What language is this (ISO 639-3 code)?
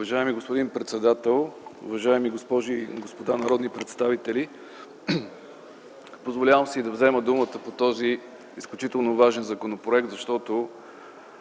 bul